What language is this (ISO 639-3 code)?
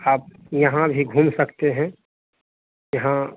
hin